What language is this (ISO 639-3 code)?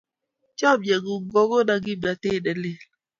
kln